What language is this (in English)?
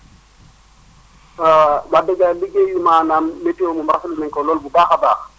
Wolof